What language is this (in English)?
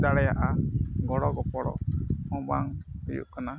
Santali